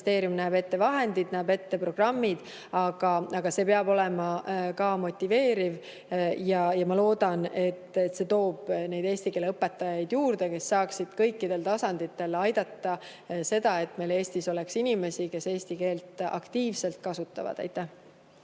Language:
Estonian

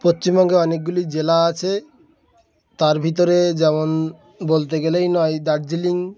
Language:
Bangla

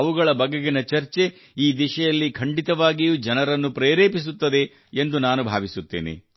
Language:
Kannada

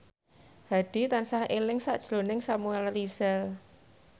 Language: Javanese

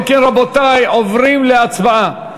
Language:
Hebrew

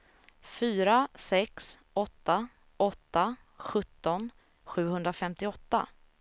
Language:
Swedish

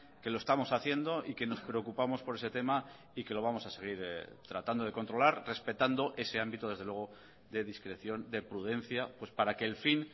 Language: Spanish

